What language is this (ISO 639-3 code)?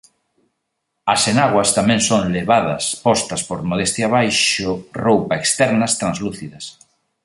glg